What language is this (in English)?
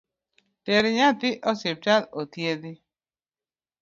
Luo (Kenya and Tanzania)